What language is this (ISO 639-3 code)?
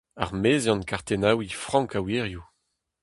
bre